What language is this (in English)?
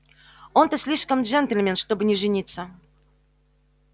Russian